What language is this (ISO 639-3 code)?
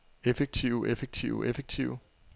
dan